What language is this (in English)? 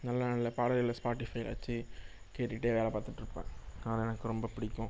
Tamil